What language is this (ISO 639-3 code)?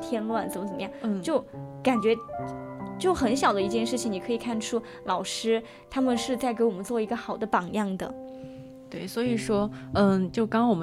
zho